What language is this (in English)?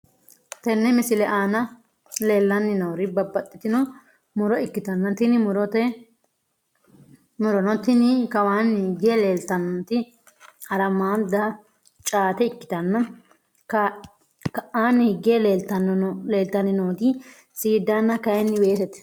Sidamo